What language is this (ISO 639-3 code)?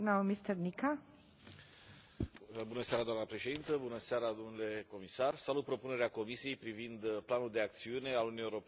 ron